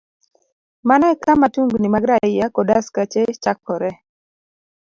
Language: Luo (Kenya and Tanzania)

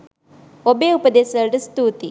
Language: Sinhala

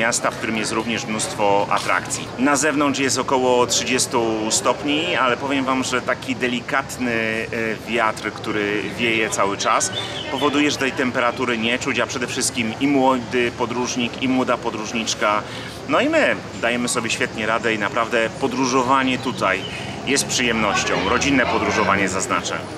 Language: Polish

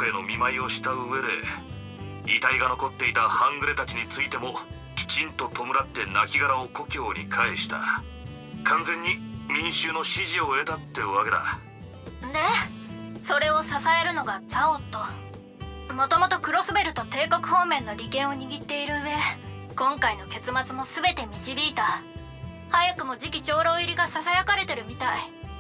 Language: Japanese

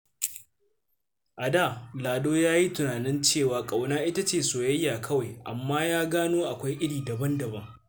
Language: Hausa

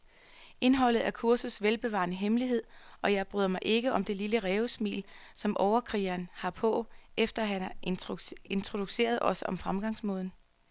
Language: Danish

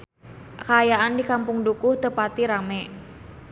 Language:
Sundanese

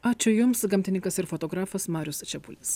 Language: Lithuanian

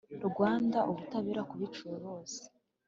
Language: Kinyarwanda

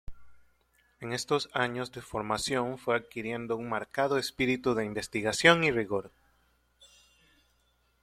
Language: Spanish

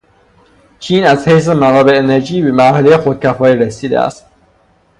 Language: Persian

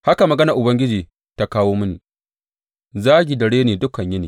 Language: Hausa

